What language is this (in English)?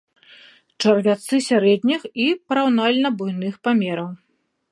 Belarusian